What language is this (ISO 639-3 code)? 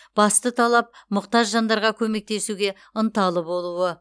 kaz